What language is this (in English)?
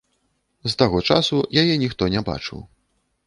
Belarusian